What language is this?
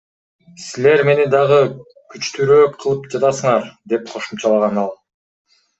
Kyrgyz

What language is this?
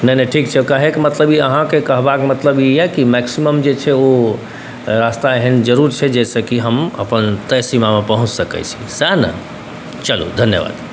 Maithili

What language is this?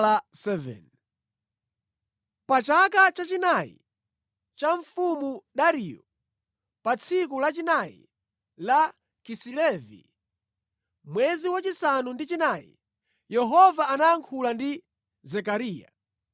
Nyanja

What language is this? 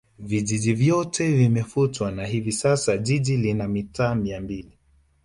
Swahili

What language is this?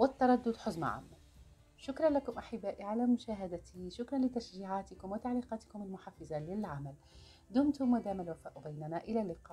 Arabic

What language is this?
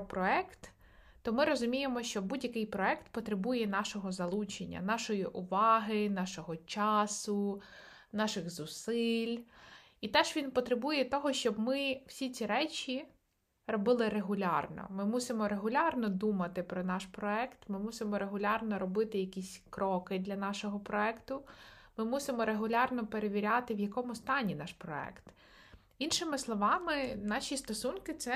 Ukrainian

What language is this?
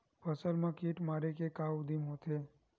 Chhattisgarhi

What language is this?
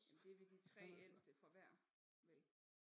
Danish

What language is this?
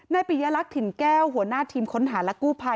Thai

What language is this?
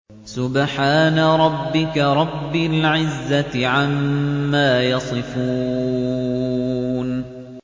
Arabic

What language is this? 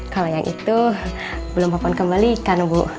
Indonesian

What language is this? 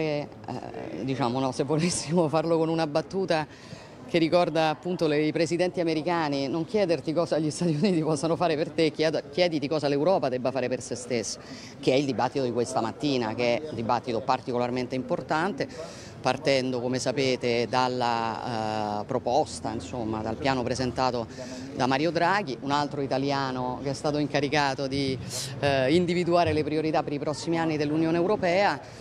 Italian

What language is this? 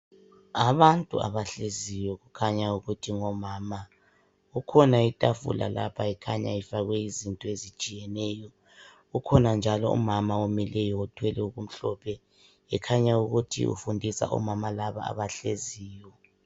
North Ndebele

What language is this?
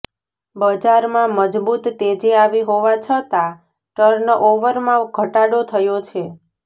Gujarati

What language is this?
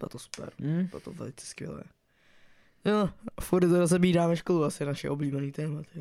Czech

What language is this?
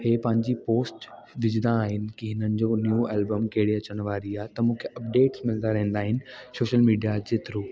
Sindhi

